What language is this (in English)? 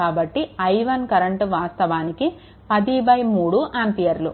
Telugu